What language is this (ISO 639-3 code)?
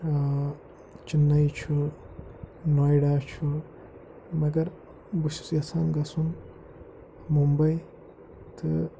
kas